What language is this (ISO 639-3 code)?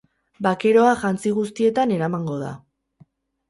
eus